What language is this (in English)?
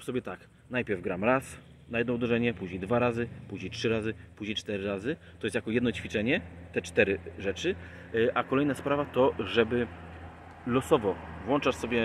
Polish